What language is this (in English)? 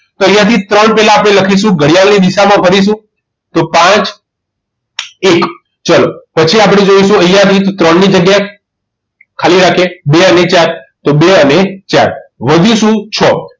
Gujarati